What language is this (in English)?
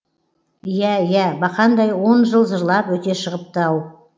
Kazakh